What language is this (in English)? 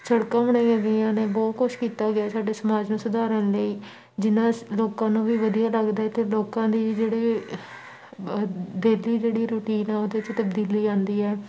Punjabi